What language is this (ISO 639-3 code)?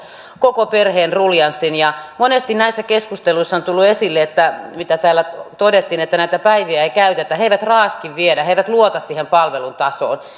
fin